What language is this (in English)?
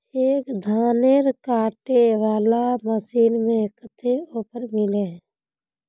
Magahi